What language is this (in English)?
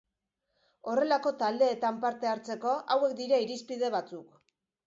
Basque